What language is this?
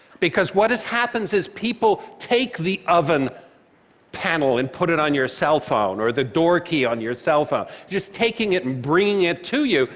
English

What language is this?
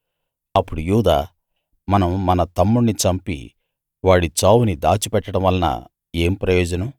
Telugu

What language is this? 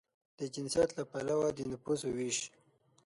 Pashto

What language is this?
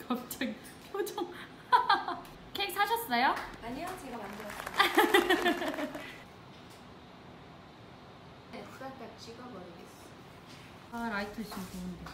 Korean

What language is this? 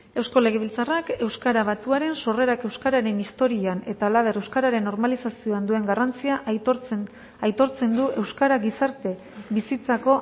Basque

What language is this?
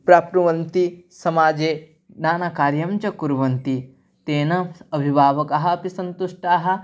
Sanskrit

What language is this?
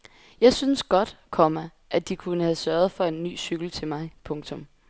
Danish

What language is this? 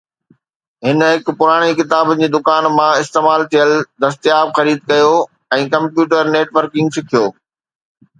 Sindhi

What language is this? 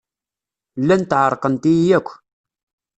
Kabyle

